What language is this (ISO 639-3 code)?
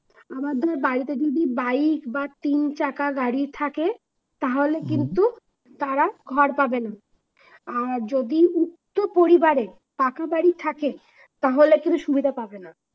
ben